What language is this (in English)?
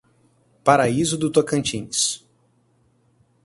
Portuguese